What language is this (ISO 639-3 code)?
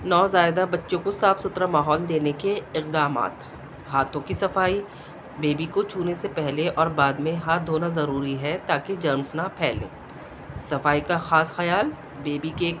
urd